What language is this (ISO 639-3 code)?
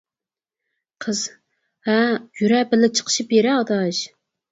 uig